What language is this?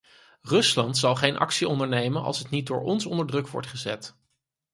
Dutch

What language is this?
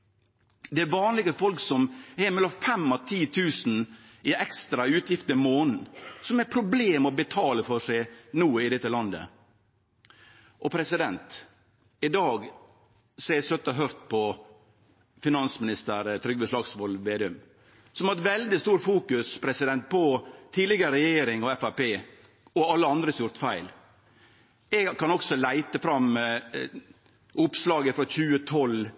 Norwegian Nynorsk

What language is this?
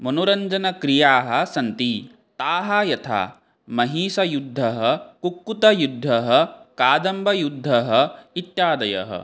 Sanskrit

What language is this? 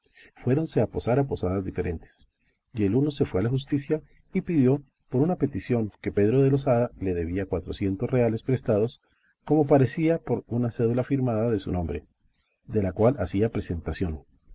Spanish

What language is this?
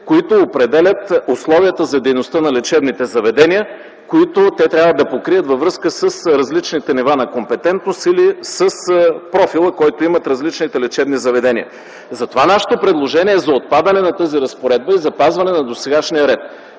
Bulgarian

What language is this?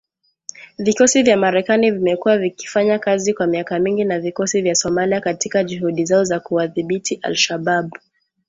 Swahili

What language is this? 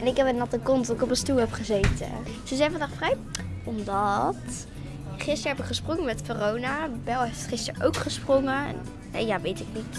Dutch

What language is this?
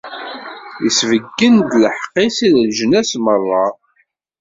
Kabyle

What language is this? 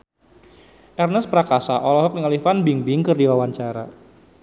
Sundanese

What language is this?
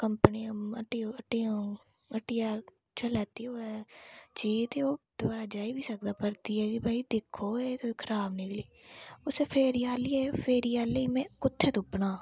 Dogri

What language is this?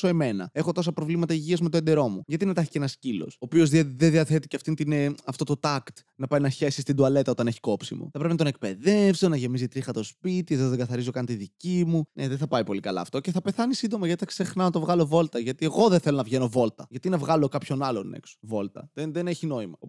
Greek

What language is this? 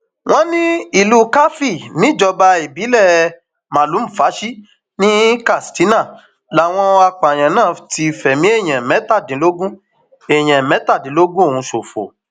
Yoruba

